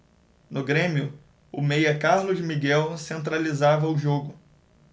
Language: Portuguese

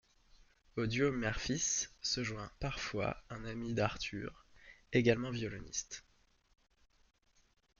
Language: French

